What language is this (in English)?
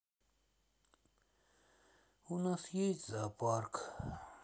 Russian